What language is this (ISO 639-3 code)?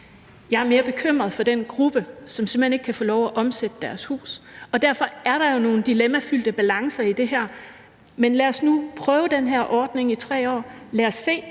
dan